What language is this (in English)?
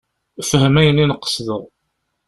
Kabyle